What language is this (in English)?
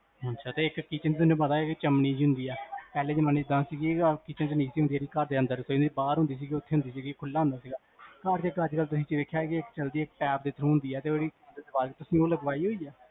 Punjabi